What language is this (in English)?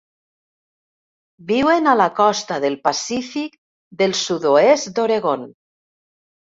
Catalan